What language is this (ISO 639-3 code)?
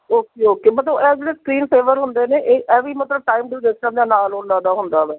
pan